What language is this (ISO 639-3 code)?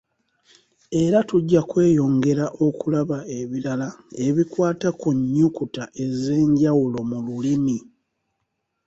lug